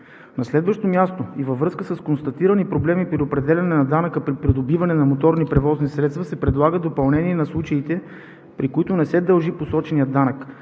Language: Bulgarian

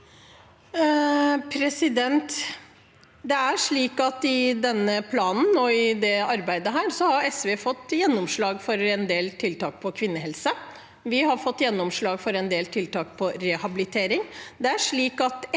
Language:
Norwegian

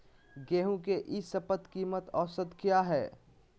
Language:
Magahi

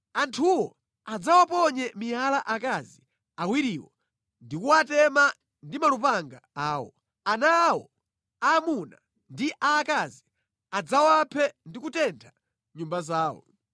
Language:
Nyanja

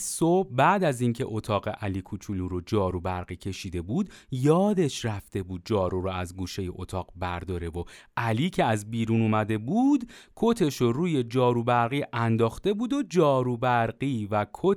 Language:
Persian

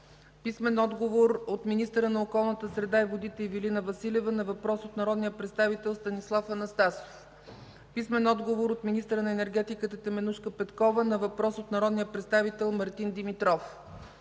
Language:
Bulgarian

